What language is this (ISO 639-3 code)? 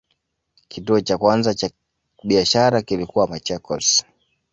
swa